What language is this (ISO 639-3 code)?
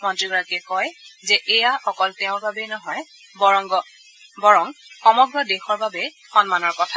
asm